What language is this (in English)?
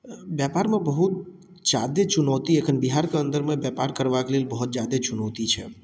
Maithili